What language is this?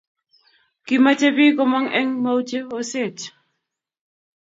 Kalenjin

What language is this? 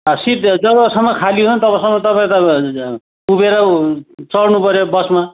Nepali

